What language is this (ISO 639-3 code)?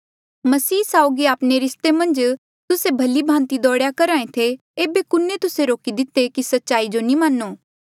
mjl